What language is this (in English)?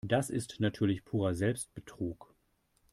German